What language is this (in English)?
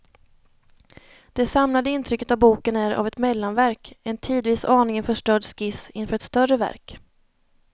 Swedish